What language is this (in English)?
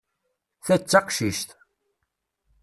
Kabyle